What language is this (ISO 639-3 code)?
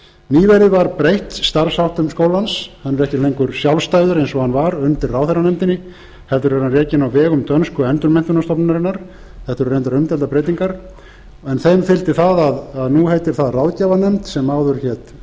isl